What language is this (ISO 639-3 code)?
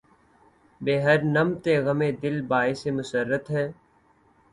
urd